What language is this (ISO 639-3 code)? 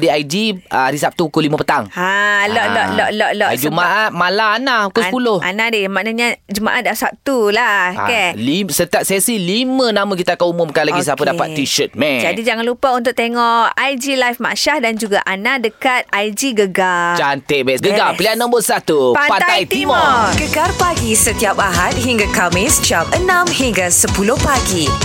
msa